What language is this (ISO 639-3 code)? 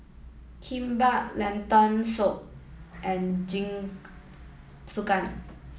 eng